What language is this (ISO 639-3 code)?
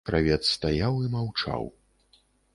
bel